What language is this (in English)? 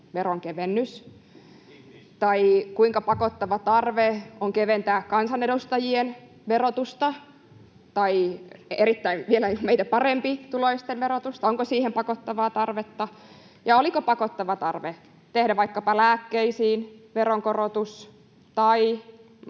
Finnish